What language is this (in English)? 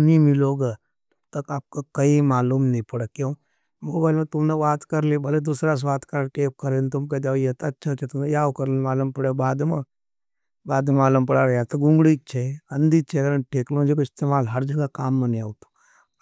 Nimadi